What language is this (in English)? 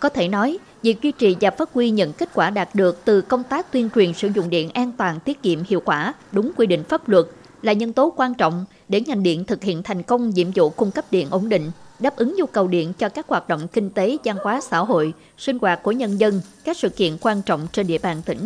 Vietnamese